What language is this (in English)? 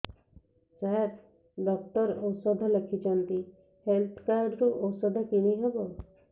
Odia